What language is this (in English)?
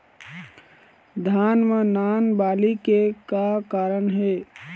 Chhattisgarhi